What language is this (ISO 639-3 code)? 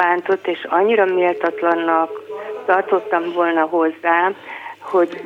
hun